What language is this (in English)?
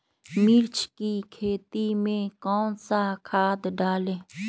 Magahi